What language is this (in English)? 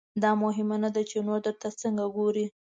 Pashto